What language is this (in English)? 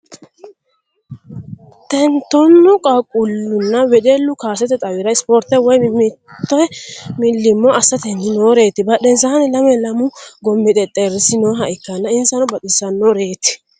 Sidamo